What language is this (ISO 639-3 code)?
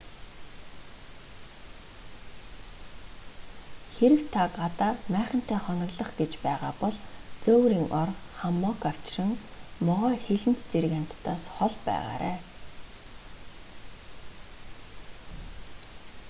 mon